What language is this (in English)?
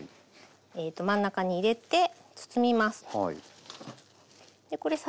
Japanese